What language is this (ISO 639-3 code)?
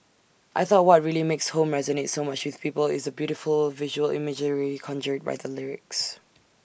eng